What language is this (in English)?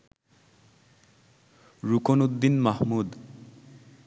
Bangla